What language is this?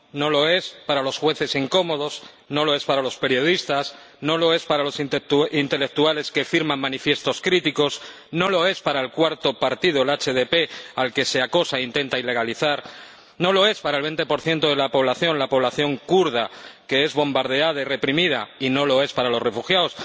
Spanish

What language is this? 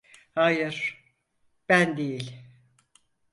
Turkish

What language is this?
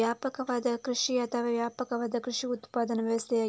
Kannada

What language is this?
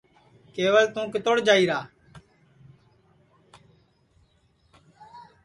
Sansi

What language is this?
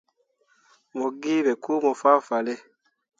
Mundang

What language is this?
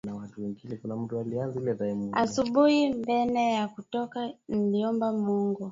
Swahili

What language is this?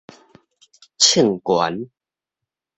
Min Nan Chinese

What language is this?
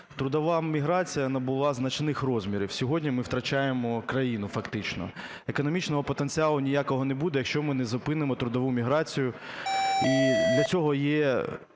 Ukrainian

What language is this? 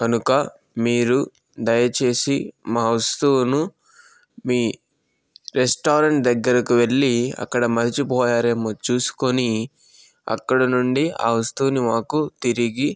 Telugu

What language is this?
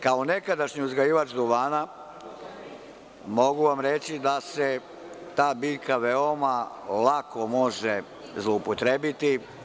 Serbian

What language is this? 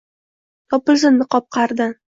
Uzbek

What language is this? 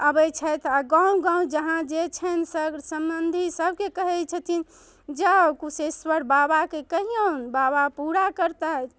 Maithili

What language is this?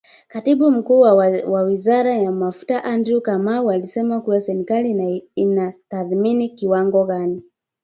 Swahili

